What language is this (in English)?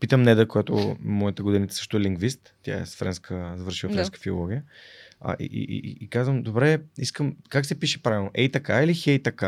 Bulgarian